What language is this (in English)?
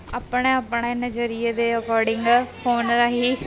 Punjabi